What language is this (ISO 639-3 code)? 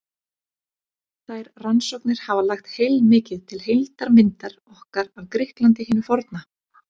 isl